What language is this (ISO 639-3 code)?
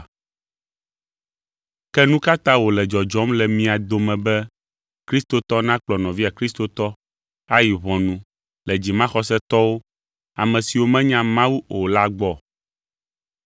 ewe